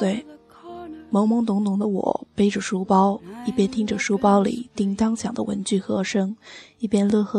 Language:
Chinese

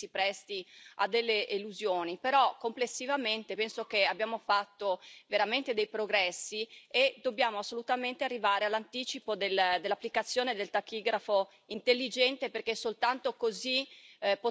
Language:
Italian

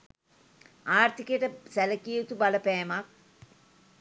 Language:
Sinhala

